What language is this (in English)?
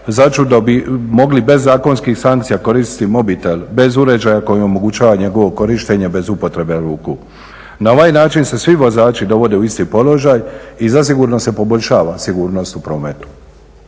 Croatian